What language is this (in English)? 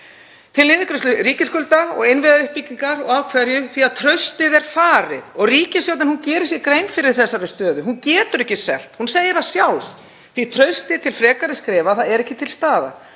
Icelandic